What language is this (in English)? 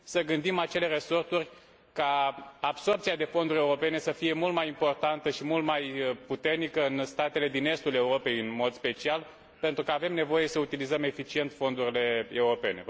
Romanian